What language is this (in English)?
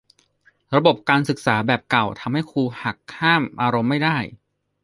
Thai